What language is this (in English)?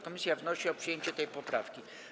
Polish